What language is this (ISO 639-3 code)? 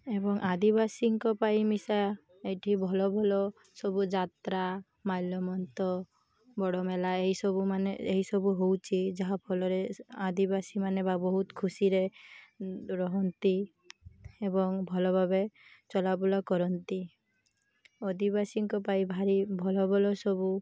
ori